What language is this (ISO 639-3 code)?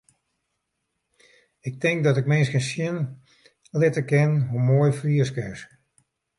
fry